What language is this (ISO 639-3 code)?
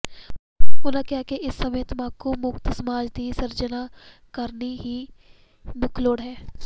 pan